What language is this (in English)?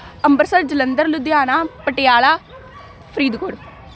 Punjabi